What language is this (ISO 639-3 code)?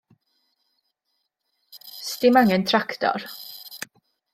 cym